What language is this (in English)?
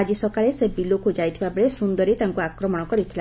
Odia